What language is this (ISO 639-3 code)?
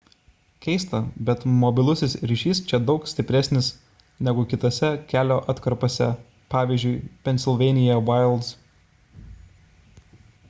lit